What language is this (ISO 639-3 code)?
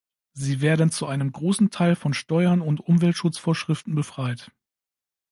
deu